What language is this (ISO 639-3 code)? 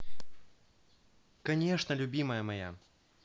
rus